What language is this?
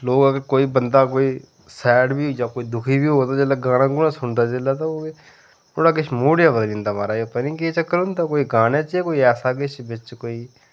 Dogri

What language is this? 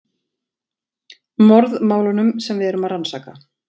Icelandic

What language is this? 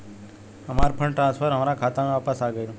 Bhojpuri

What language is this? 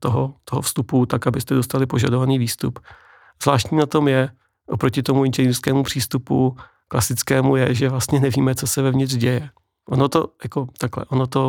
Czech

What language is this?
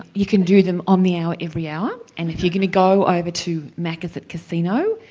English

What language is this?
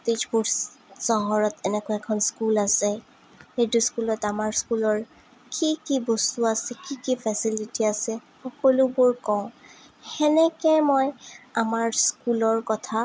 Assamese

